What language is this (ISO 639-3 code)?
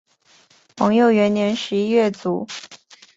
zho